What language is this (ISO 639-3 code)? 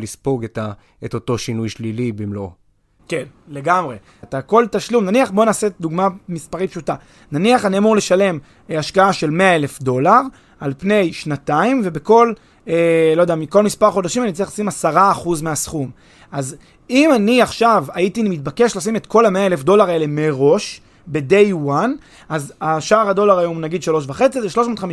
heb